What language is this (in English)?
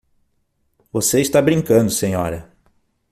Portuguese